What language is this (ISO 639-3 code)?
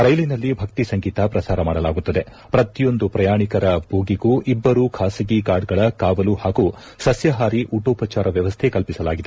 kan